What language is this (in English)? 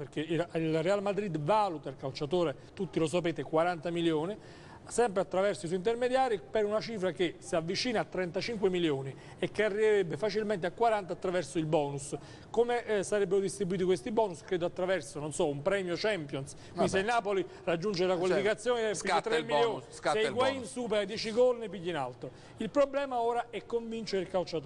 Italian